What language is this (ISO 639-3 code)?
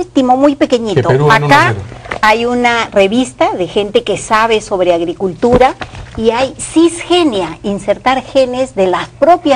spa